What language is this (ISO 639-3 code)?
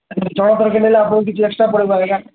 ori